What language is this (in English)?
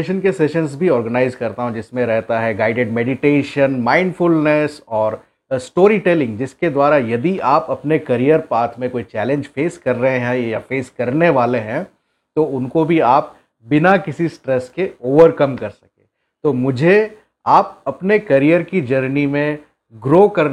Hindi